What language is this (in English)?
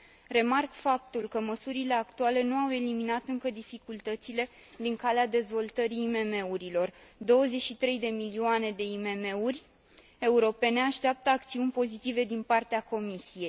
Romanian